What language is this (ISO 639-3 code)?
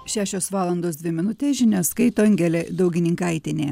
lit